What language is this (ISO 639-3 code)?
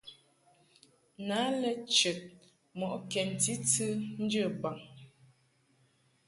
mhk